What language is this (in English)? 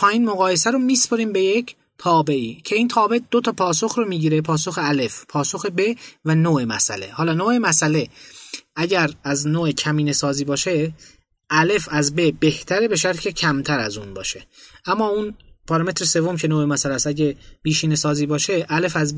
Persian